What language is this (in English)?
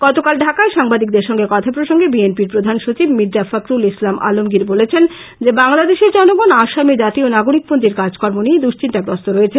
Bangla